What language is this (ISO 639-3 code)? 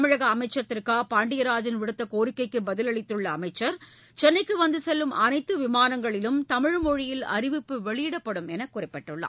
tam